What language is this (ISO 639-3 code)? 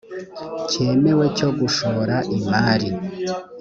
kin